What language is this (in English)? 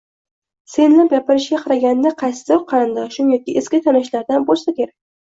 Uzbek